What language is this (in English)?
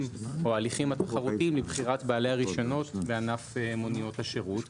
Hebrew